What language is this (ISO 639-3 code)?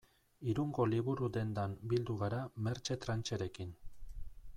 eus